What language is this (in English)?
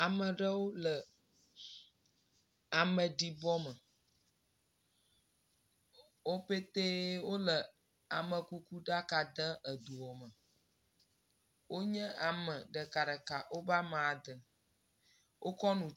Ewe